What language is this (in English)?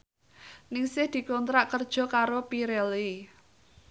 Javanese